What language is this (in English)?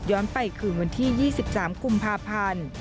Thai